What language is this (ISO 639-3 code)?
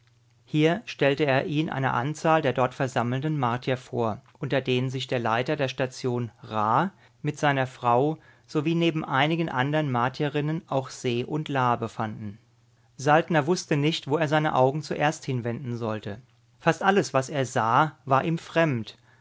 deu